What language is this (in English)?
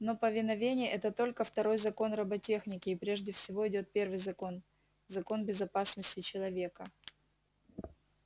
Russian